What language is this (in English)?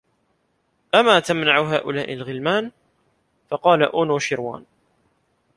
Arabic